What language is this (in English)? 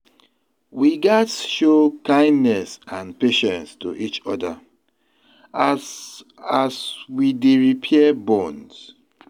Nigerian Pidgin